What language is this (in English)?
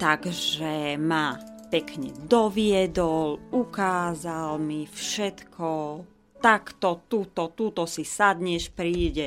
Slovak